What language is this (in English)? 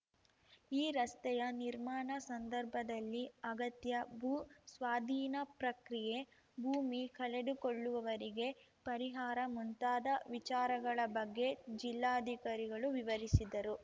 Kannada